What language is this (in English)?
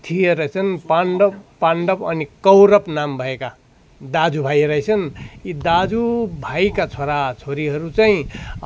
Nepali